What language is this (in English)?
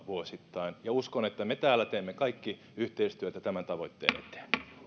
Finnish